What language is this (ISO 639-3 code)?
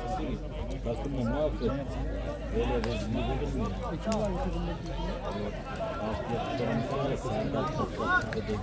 tur